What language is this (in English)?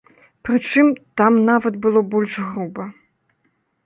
Belarusian